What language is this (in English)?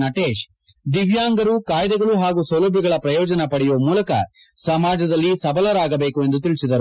Kannada